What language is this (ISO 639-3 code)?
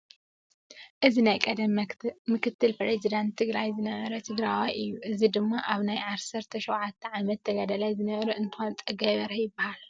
tir